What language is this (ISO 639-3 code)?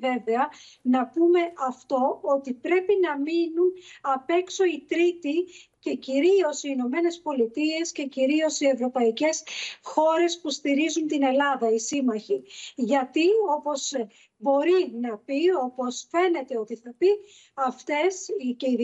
ell